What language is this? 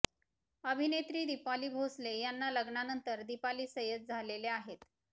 Marathi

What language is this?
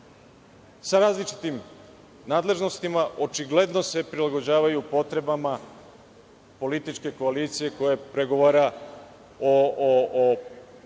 Serbian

